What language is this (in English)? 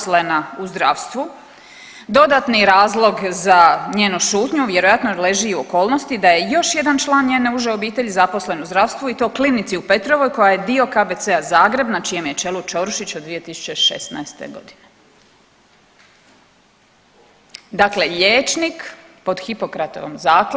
Croatian